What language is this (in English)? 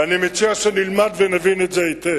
Hebrew